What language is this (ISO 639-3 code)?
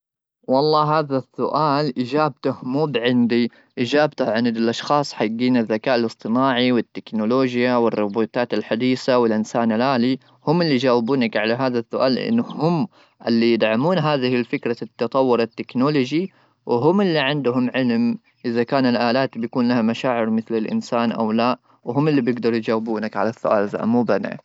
afb